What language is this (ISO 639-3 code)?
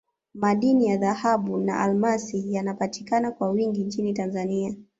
swa